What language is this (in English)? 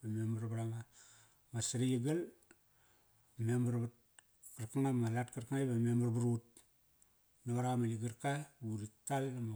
Kairak